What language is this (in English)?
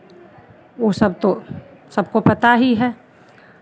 Hindi